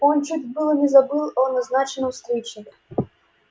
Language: Russian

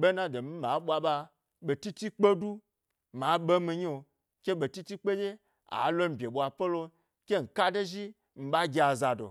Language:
Gbari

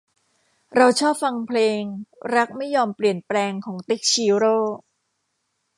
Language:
Thai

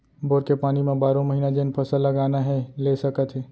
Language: Chhattisgarhi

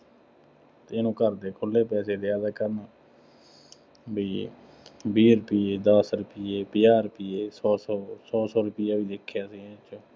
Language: Punjabi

